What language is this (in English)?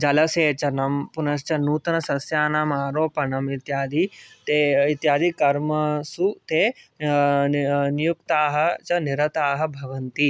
Sanskrit